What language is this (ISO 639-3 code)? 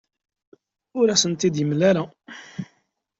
kab